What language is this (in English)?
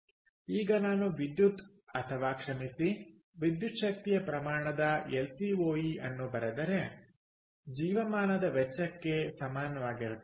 Kannada